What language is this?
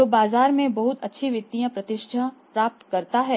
Hindi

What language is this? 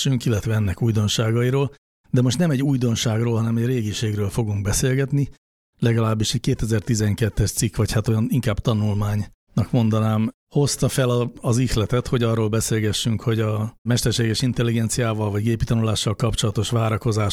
Hungarian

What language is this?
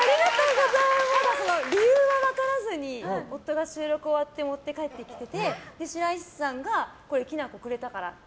Japanese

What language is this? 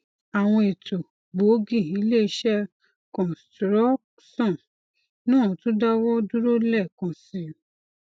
Yoruba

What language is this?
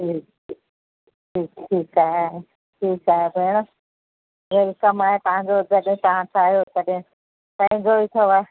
Sindhi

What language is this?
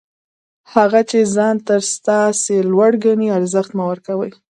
Pashto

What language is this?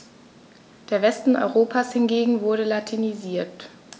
German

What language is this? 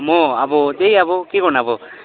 Nepali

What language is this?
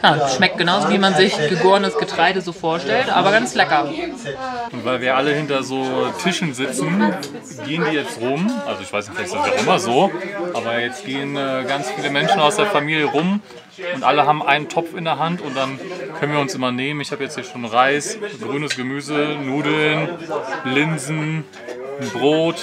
German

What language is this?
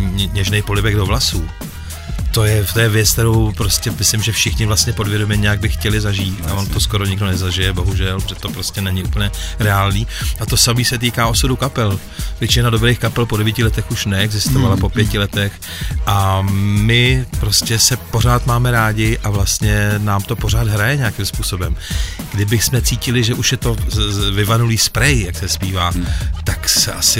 Czech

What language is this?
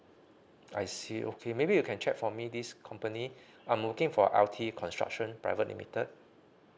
English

